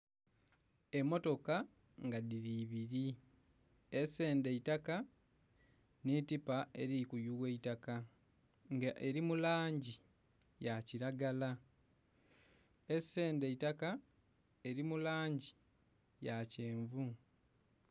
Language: Soga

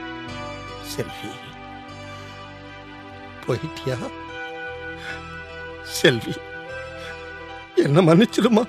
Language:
Tamil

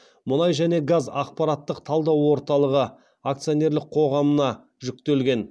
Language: Kazakh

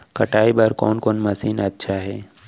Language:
Chhattisgarhi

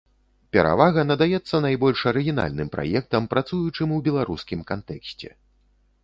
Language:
Belarusian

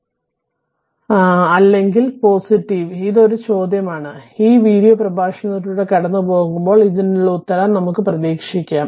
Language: Malayalam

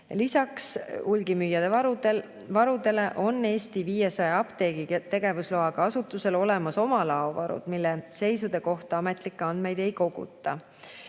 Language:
Estonian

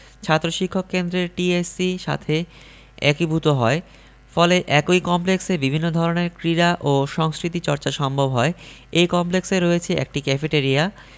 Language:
Bangla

